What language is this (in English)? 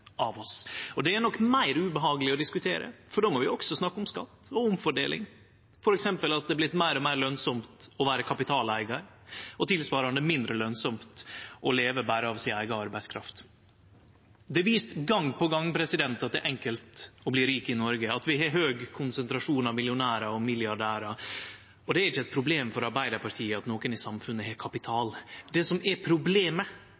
Norwegian Nynorsk